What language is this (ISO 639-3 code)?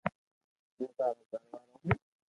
lrk